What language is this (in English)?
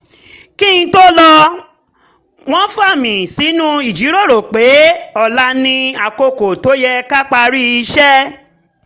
Yoruba